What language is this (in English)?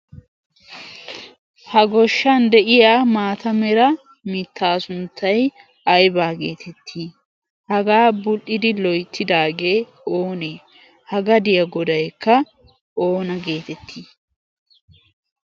Wolaytta